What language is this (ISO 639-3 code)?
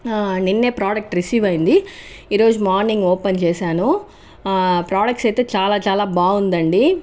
tel